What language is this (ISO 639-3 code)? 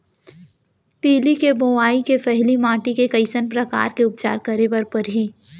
hne